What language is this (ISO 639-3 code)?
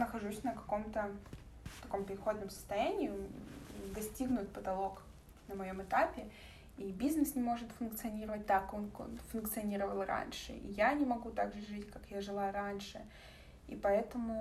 rus